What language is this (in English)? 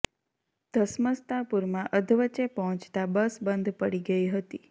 Gujarati